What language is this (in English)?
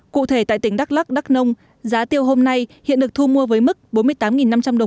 Vietnamese